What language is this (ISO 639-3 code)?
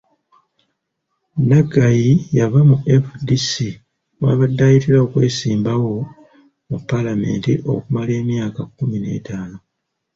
lug